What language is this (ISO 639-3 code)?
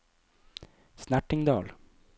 nor